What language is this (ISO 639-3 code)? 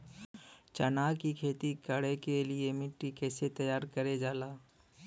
bho